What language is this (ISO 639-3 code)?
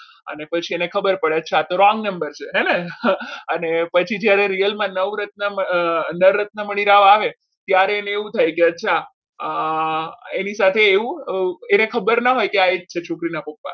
guj